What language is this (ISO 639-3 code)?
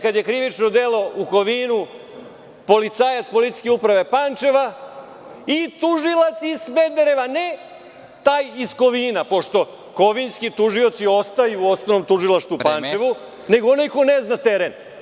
srp